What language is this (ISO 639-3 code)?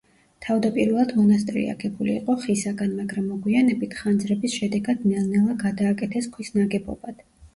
kat